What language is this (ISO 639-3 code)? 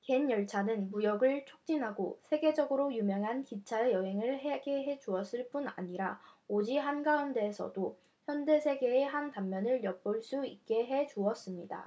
kor